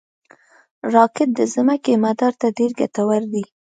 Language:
Pashto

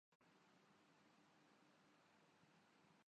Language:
Urdu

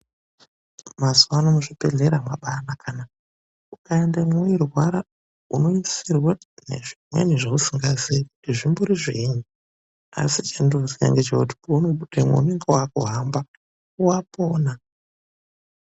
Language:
Ndau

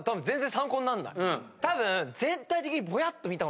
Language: Japanese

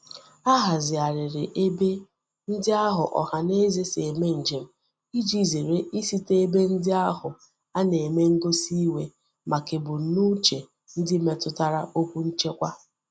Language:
Igbo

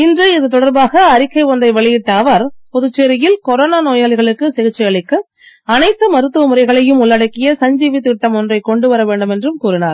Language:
Tamil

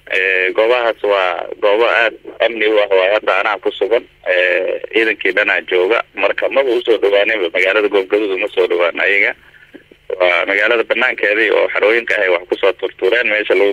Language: Arabic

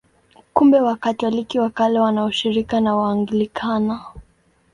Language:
Swahili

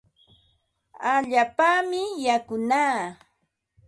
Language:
Ambo-Pasco Quechua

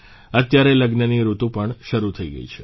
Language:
Gujarati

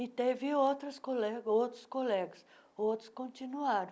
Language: Portuguese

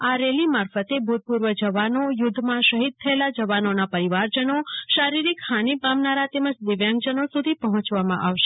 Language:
Gujarati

